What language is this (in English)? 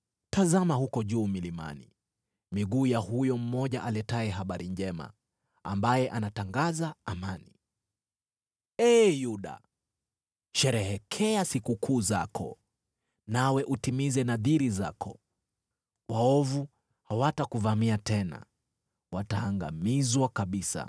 Swahili